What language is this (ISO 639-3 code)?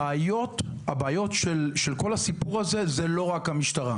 heb